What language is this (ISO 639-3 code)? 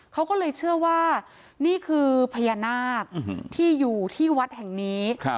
tha